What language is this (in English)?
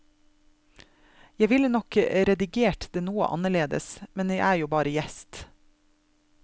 Norwegian